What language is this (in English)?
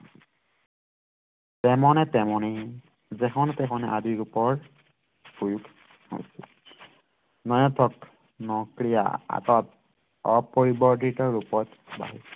Assamese